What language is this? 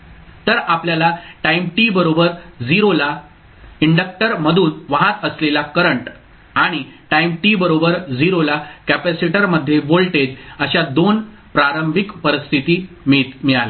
Marathi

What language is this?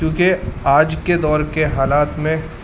Urdu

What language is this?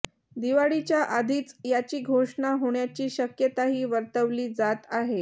Marathi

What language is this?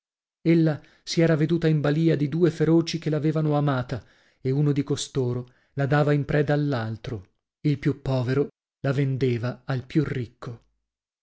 Italian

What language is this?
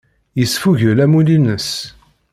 Kabyle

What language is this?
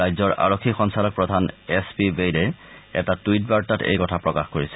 Assamese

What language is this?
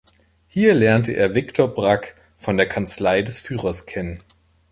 German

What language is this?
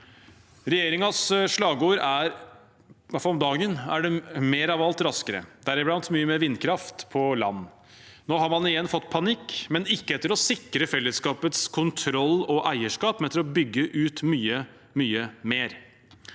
Norwegian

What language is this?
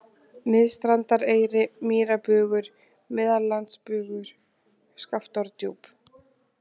Icelandic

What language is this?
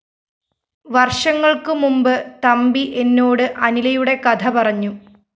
Malayalam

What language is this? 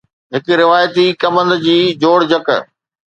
Sindhi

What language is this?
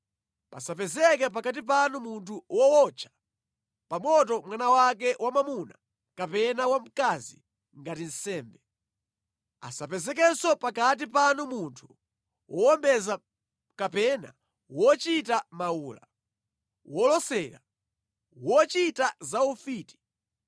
Nyanja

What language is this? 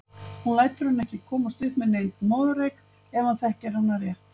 Icelandic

